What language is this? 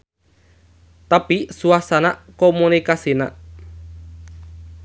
Sundanese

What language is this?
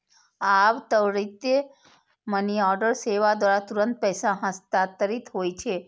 Maithili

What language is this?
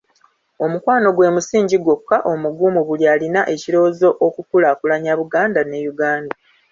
Ganda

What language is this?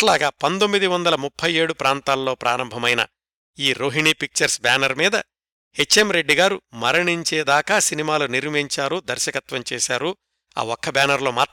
Telugu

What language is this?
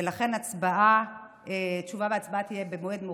Hebrew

